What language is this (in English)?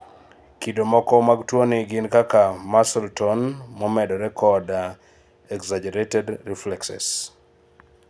Luo (Kenya and Tanzania)